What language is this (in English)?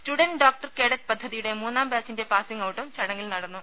Malayalam